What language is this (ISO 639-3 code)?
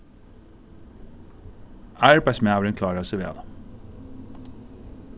fao